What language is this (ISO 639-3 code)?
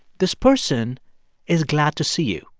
eng